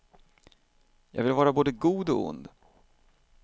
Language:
Swedish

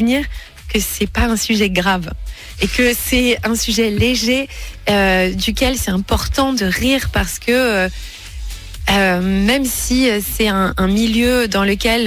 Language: French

